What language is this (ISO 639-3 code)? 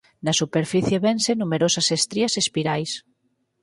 glg